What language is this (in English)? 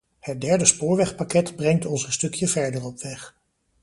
Dutch